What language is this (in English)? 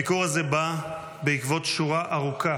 Hebrew